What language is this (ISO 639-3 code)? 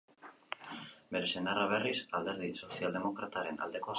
eus